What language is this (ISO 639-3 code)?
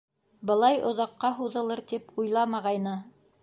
bak